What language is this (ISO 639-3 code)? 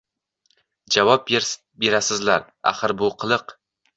uzb